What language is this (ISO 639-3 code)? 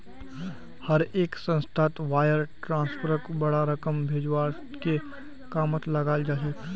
mag